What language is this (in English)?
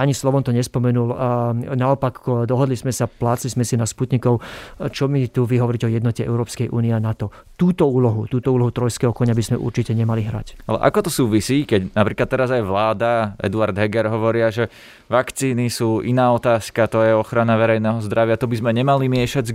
Slovak